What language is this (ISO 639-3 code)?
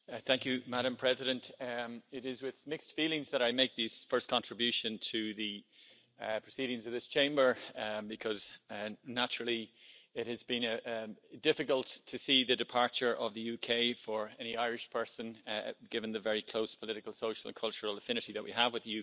eng